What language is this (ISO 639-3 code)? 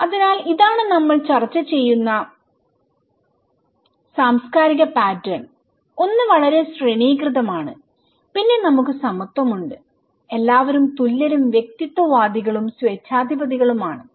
mal